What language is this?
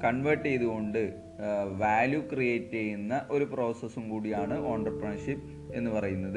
Malayalam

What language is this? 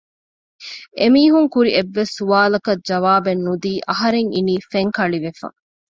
Divehi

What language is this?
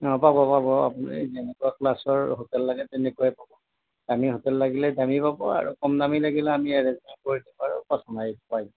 Assamese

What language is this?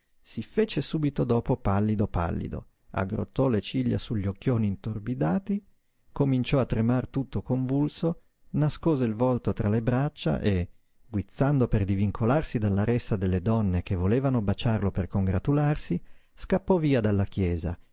Italian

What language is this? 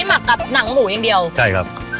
Thai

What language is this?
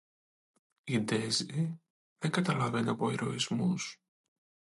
Greek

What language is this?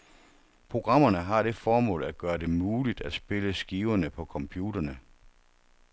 Danish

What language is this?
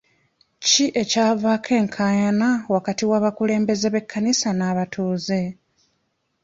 Ganda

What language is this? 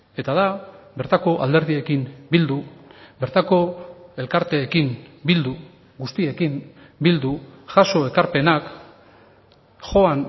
Basque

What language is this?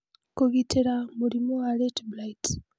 Kikuyu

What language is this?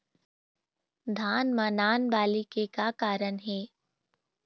Chhattisgarhi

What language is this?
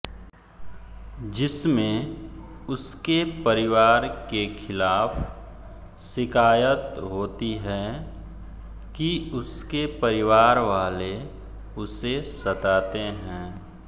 Hindi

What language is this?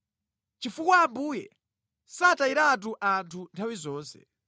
Nyanja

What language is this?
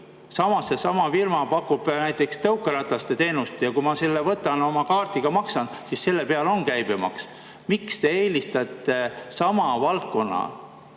Estonian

